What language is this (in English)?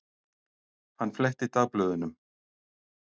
Icelandic